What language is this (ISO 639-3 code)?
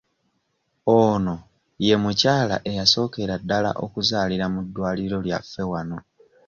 lug